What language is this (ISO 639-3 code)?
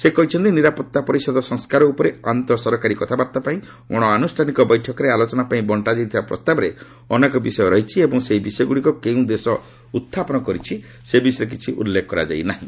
ori